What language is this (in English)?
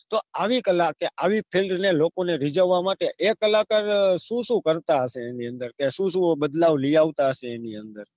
Gujarati